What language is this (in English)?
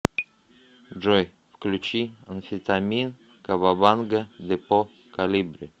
Russian